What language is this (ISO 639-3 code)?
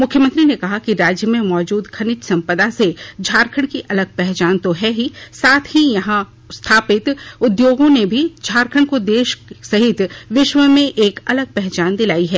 hin